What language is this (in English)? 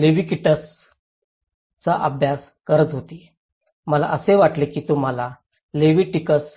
Marathi